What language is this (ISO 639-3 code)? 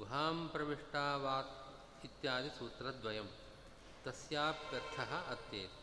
kan